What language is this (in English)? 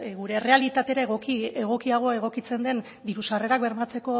Basque